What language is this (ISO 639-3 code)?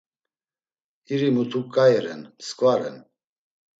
lzz